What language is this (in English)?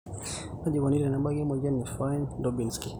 Masai